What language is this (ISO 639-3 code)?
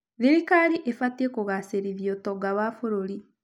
kik